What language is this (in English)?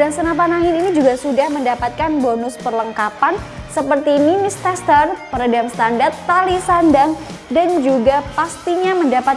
Indonesian